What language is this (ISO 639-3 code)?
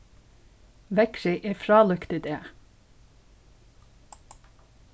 fao